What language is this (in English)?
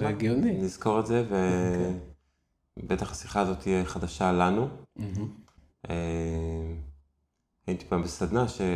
Hebrew